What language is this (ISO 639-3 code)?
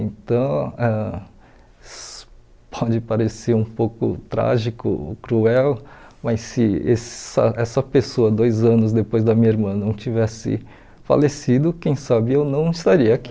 por